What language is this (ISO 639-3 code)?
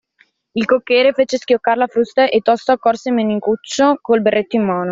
ita